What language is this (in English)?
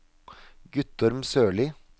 Norwegian